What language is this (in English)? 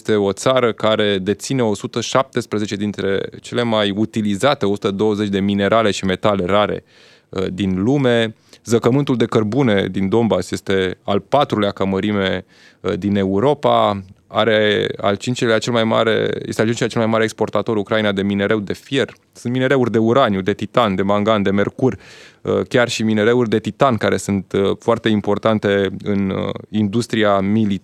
Romanian